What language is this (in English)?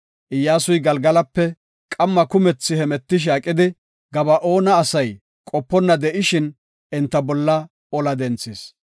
Gofa